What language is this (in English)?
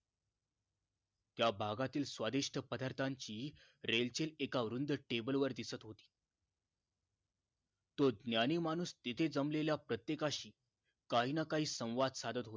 Marathi